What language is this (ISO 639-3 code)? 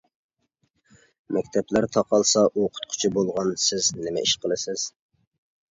uig